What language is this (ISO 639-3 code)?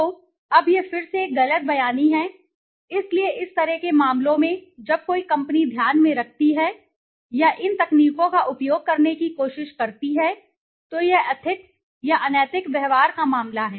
hin